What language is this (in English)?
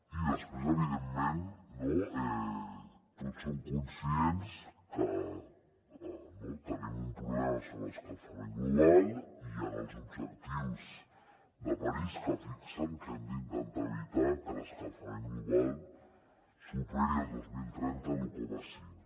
Catalan